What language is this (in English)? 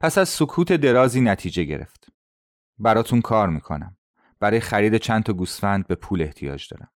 Persian